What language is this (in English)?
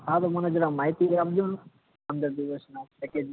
Gujarati